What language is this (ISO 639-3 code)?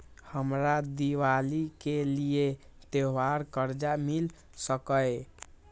mai